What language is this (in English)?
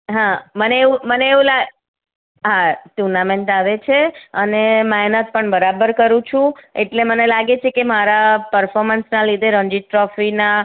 Gujarati